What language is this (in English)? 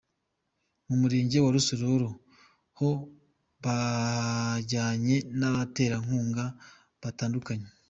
Kinyarwanda